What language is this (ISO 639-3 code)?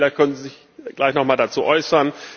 deu